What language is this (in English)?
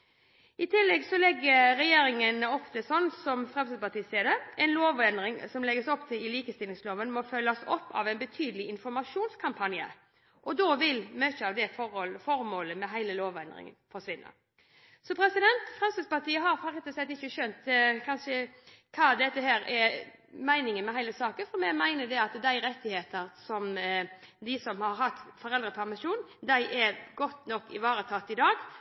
Norwegian Bokmål